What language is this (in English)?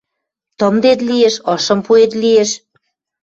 Western Mari